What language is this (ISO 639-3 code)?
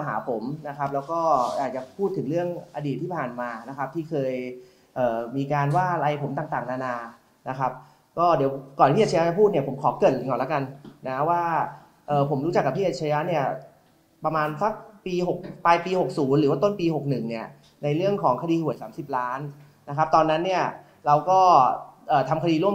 tha